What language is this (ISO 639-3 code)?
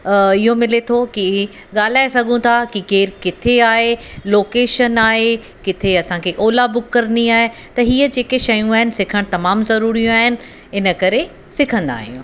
snd